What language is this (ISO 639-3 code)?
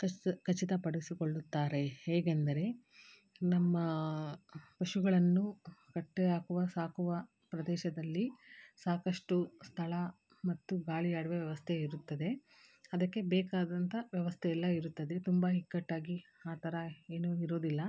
kan